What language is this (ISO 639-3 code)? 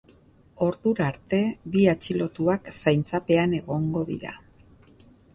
eus